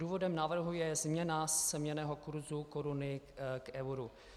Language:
Czech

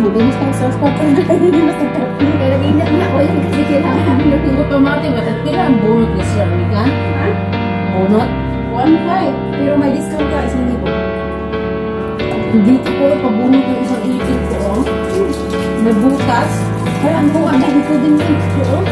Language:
Filipino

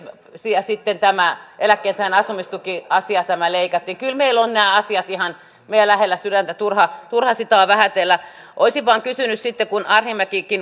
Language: Finnish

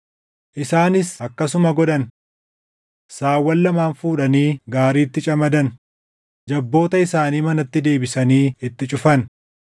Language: Oromo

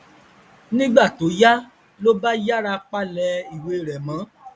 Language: Yoruba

